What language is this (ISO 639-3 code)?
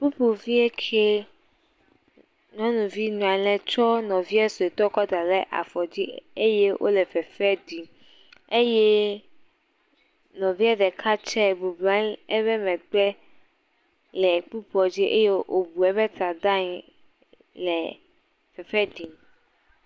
ewe